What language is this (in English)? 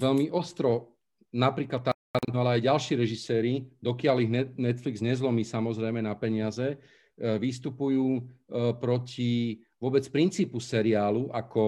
Slovak